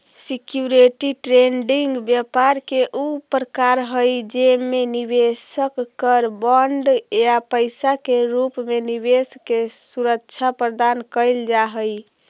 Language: Magahi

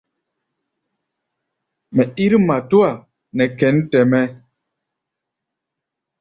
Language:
Gbaya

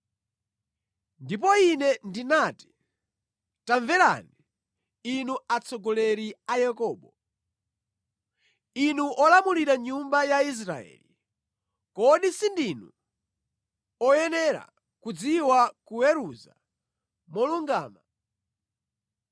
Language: Nyanja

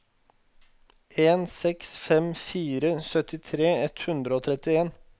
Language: Norwegian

